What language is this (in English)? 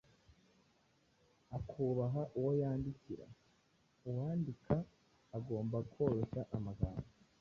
Kinyarwanda